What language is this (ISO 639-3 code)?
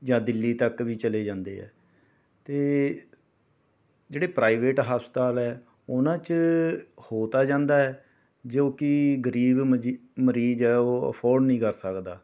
pan